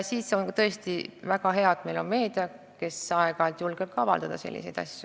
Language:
Estonian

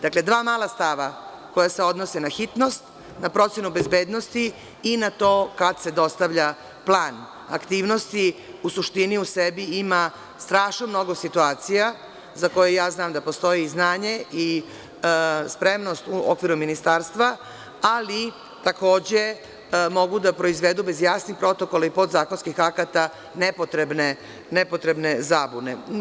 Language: Serbian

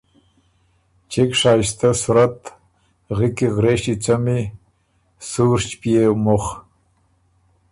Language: Ormuri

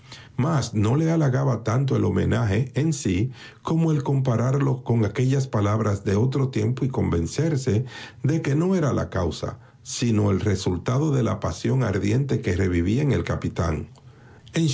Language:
Spanish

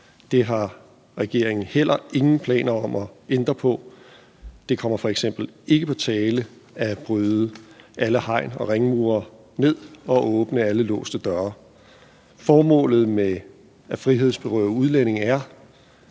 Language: Danish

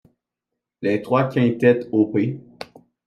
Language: French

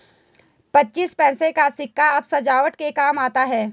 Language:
Hindi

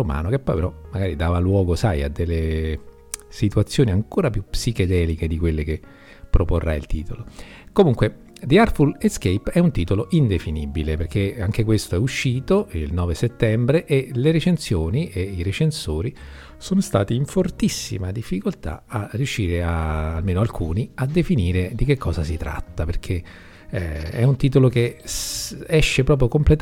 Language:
Italian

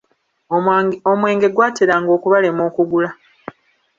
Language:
Ganda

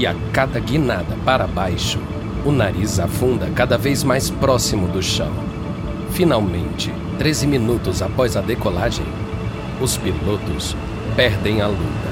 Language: Portuguese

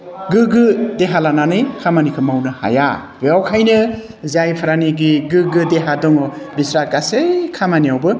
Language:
Bodo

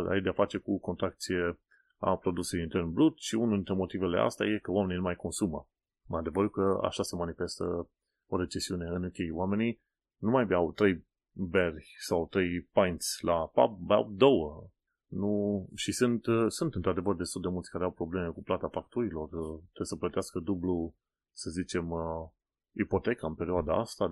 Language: Romanian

